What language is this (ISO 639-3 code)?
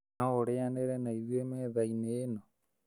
kik